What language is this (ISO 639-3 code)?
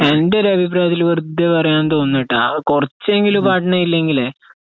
mal